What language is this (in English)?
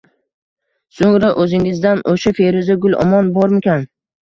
Uzbek